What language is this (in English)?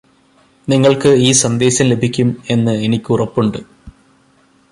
Malayalam